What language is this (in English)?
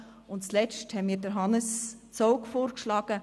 Swiss German